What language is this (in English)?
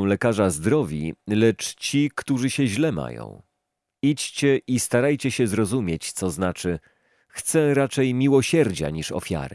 Polish